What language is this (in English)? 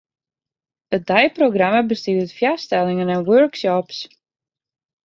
Western Frisian